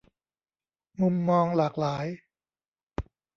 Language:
Thai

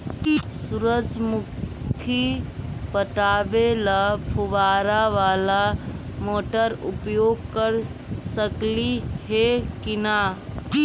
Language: Magahi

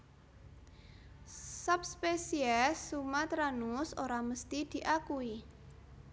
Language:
Javanese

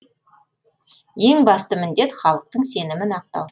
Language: Kazakh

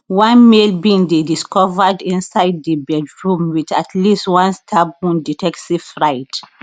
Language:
Nigerian Pidgin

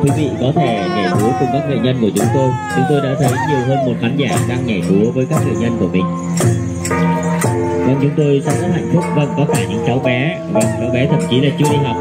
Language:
Vietnamese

